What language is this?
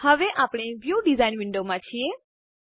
Gujarati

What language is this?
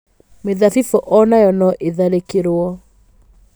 Kikuyu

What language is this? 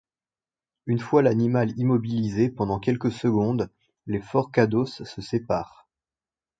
French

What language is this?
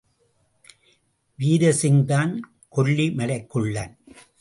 Tamil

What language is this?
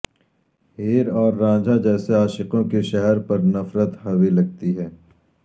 Urdu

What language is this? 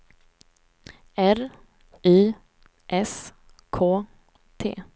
Swedish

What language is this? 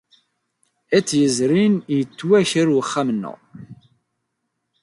Kabyle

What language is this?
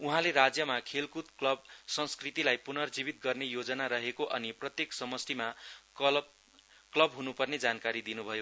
Nepali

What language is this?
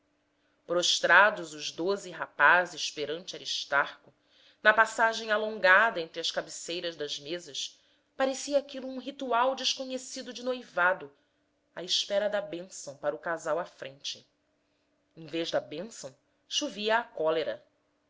Portuguese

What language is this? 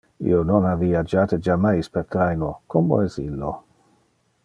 Interlingua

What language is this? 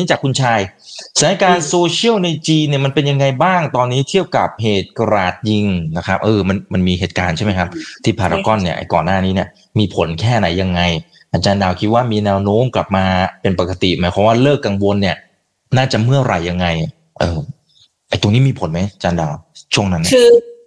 Thai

